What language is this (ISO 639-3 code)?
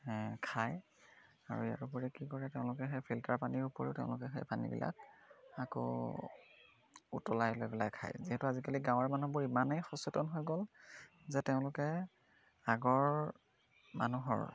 asm